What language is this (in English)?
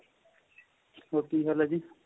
Punjabi